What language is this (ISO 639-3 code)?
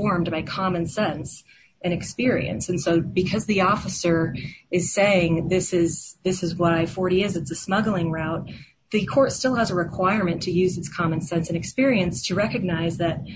eng